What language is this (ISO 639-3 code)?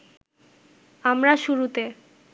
ben